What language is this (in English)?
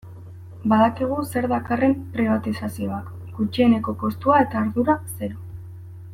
Basque